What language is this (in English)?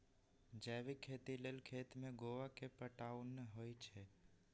Magahi